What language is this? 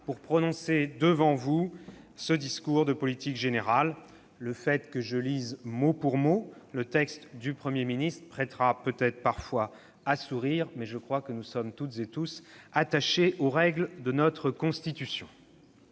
French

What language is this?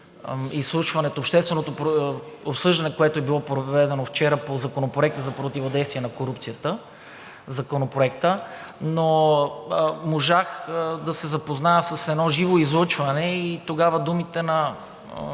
Bulgarian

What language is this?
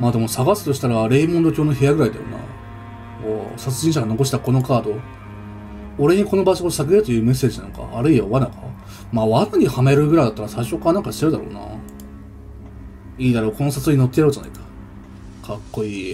Japanese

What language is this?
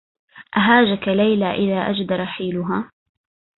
Arabic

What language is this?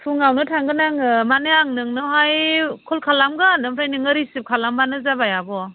Bodo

